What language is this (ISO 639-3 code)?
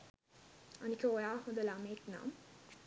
sin